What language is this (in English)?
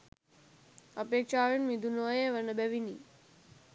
Sinhala